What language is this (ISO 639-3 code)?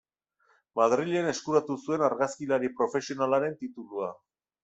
eus